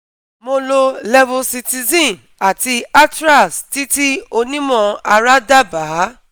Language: Yoruba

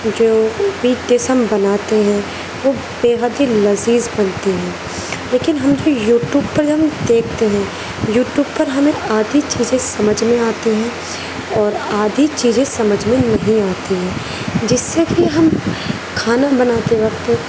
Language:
Urdu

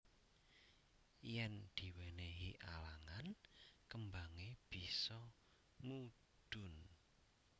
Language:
Javanese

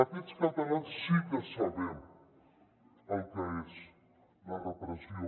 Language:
Catalan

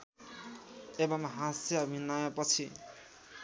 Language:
Nepali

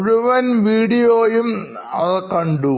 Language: Malayalam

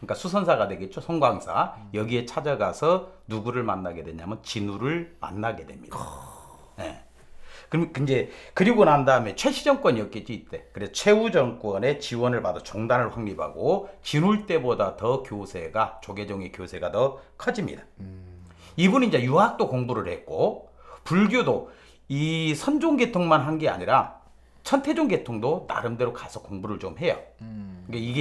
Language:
Korean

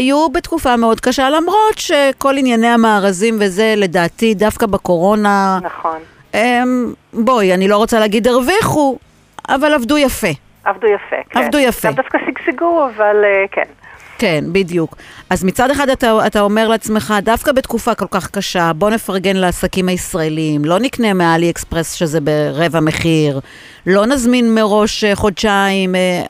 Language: Hebrew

